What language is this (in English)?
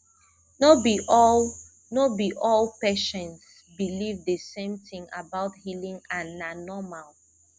Nigerian Pidgin